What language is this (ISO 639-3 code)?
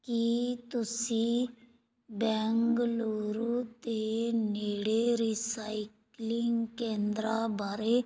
pan